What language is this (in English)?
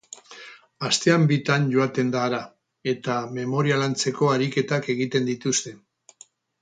Basque